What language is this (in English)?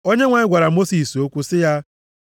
Igbo